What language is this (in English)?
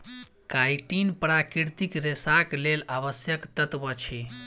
Maithili